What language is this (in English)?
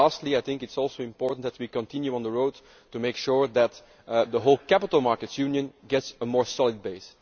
English